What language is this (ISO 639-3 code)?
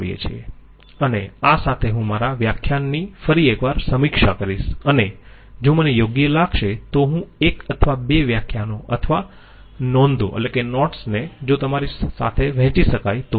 guj